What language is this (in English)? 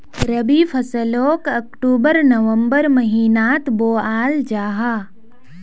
Magahi